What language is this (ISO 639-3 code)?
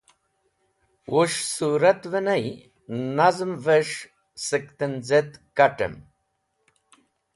wbl